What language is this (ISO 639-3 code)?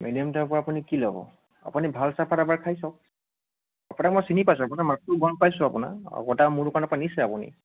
asm